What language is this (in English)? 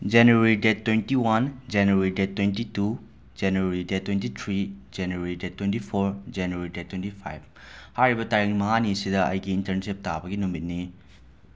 Manipuri